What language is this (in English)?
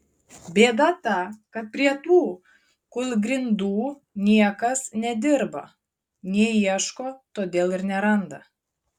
Lithuanian